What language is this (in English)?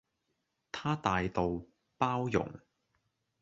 Cantonese